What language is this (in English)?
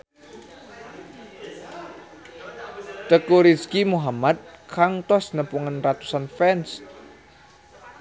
Sundanese